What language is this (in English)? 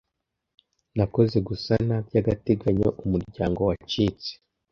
Kinyarwanda